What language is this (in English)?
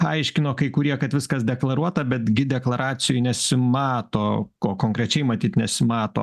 Lithuanian